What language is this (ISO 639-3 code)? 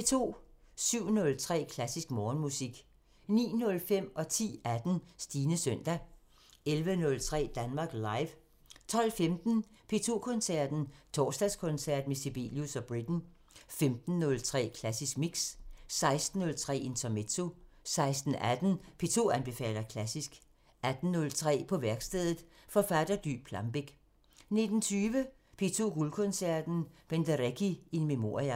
dan